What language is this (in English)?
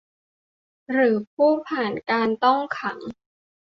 Thai